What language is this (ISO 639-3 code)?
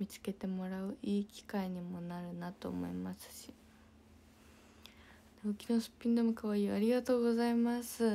jpn